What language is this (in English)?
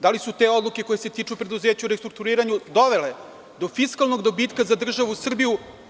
Serbian